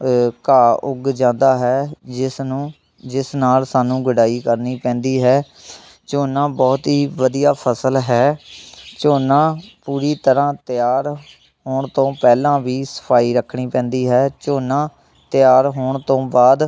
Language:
Punjabi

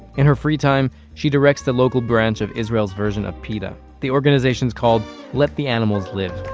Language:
English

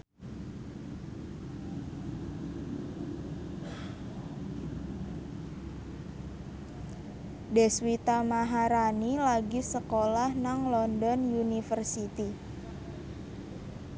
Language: Javanese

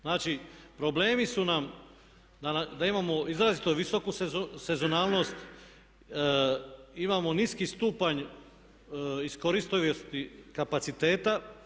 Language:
Croatian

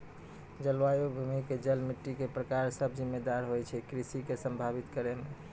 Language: Maithili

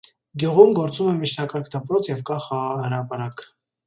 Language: Armenian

